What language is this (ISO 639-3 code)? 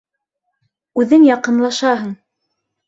bak